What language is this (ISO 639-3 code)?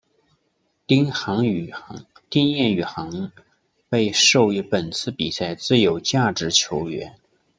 zho